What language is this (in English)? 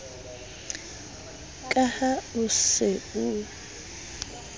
Southern Sotho